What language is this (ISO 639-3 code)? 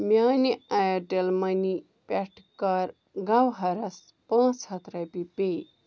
kas